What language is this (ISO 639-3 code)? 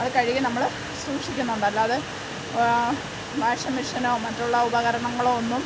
mal